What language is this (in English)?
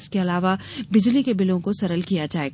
Hindi